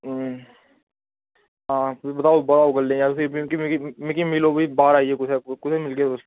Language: Dogri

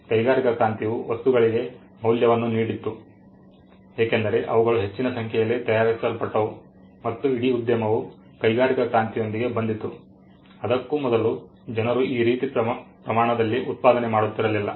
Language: Kannada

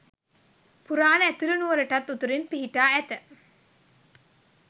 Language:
Sinhala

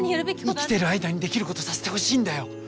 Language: Japanese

